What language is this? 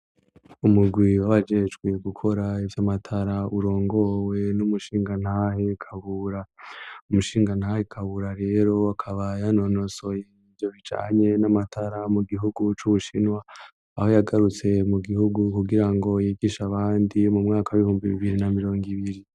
Rundi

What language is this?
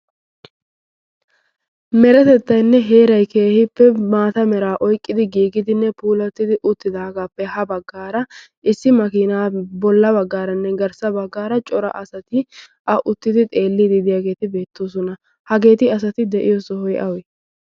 Wolaytta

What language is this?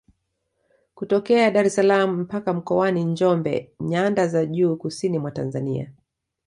Swahili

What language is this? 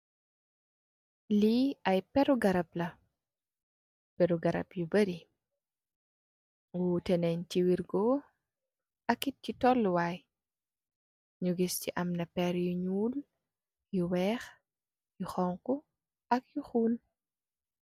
Wolof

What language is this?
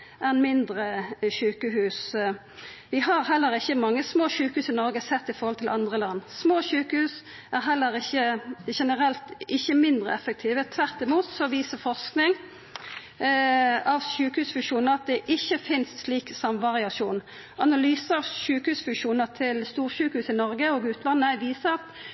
Norwegian Nynorsk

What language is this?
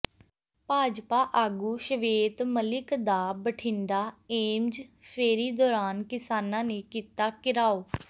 Punjabi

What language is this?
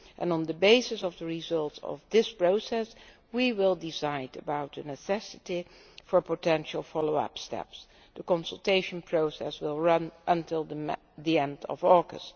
English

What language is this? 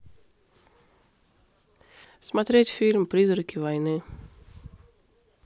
Russian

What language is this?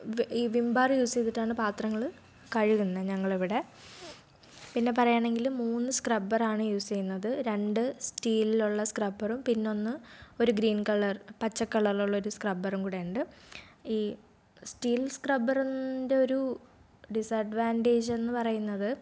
Malayalam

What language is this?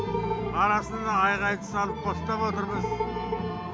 Kazakh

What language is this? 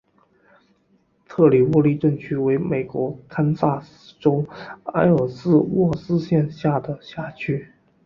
Chinese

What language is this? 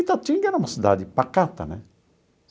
Portuguese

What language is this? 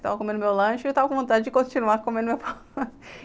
Portuguese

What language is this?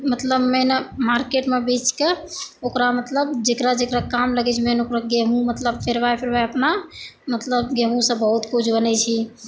Maithili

